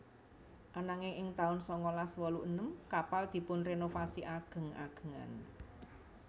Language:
Javanese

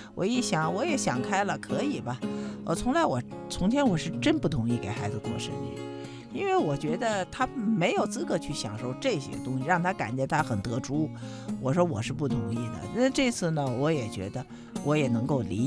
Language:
Chinese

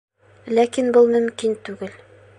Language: Bashkir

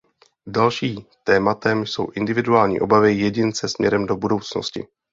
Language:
Czech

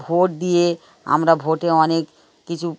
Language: Bangla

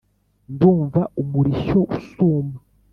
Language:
Kinyarwanda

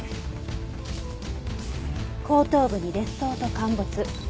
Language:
Japanese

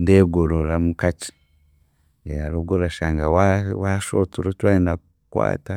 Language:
Chiga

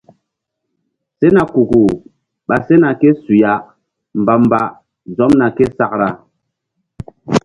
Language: Mbum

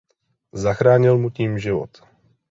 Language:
Czech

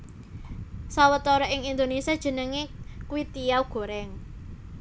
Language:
Javanese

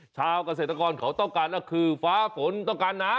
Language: Thai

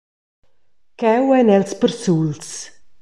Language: Romansh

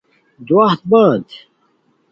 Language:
Khowar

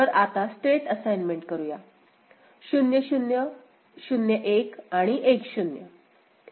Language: Marathi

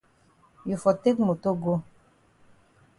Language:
Cameroon Pidgin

